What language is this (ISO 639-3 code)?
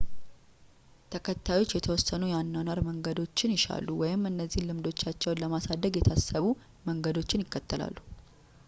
amh